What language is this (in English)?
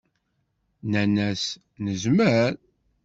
Kabyle